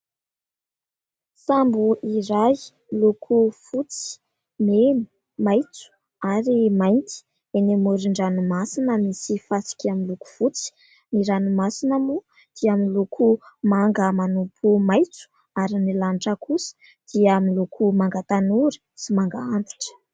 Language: Malagasy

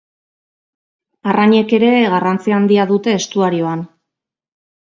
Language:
Basque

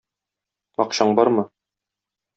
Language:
Tatar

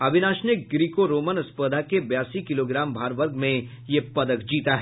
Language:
Hindi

